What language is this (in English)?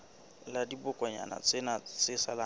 Southern Sotho